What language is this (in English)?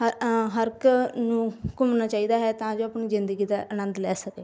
Punjabi